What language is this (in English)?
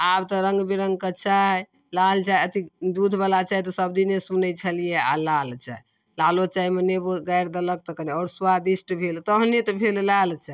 Maithili